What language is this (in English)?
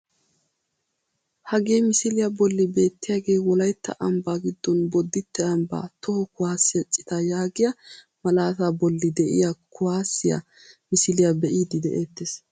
Wolaytta